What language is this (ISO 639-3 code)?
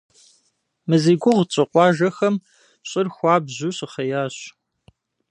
kbd